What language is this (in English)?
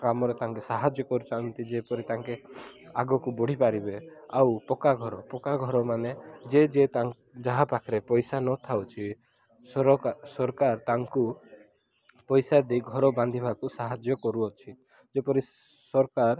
Odia